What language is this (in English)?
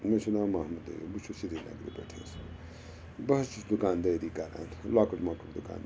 Kashmiri